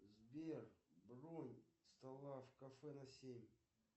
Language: Russian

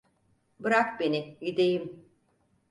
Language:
Turkish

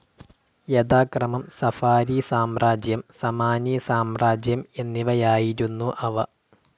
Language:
Malayalam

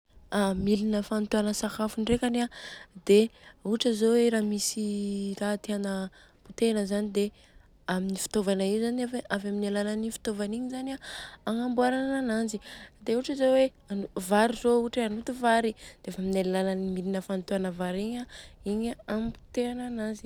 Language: Southern Betsimisaraka Malagasy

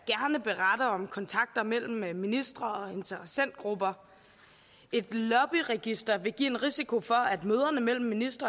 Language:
Danish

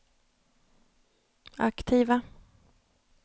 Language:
Swedish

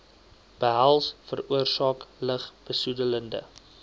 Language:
Afrikaans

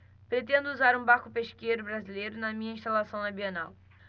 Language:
Portuguese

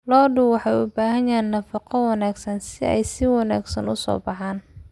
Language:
Somali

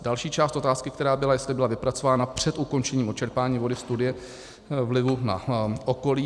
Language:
Czech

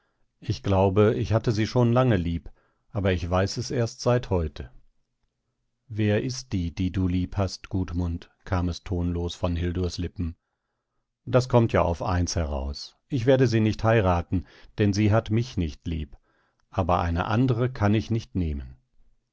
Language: German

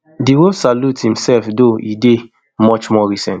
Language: Nigerian Pidgin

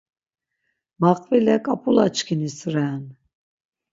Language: Laz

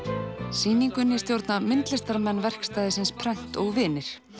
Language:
Icelandic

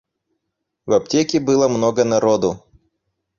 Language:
Russian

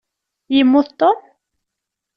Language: Kabyle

